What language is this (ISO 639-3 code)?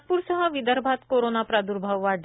mar